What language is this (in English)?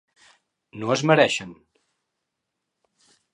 Catalan